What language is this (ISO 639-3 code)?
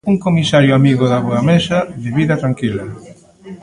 glg